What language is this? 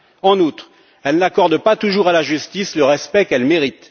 French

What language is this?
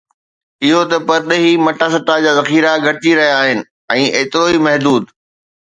Sindhi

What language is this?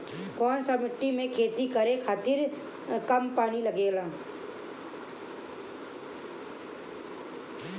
Bhojpuri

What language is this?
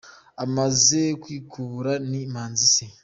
Kinyarwanda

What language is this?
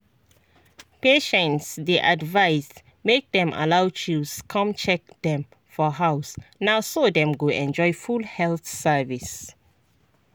Nigerian Pidgin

